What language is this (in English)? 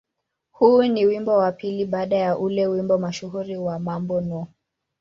Swahili